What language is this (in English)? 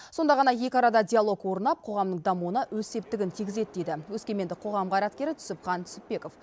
Kazakh